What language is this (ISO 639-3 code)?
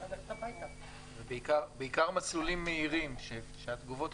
heb